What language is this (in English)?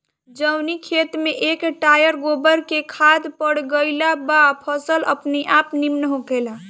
Bhojpuri